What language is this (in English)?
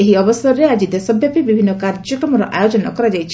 Odia